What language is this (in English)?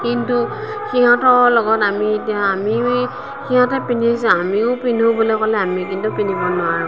Assamese